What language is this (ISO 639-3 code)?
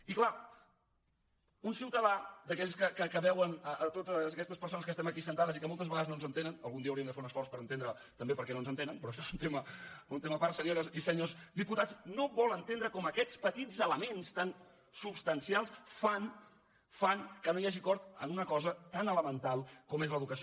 cat